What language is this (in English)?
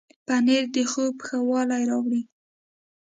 Pashto